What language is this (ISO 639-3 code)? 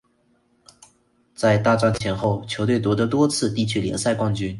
zho